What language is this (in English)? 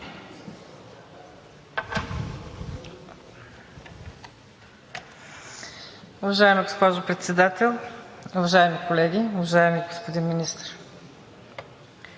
Bulgarian